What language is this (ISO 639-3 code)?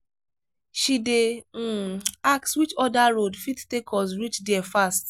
pcm